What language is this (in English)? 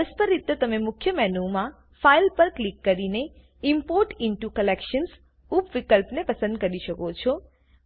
Gujarati